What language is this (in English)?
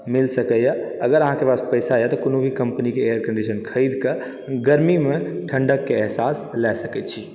Maithili